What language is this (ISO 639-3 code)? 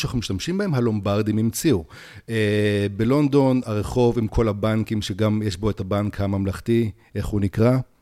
heb